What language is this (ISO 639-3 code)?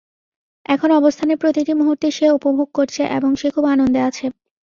ben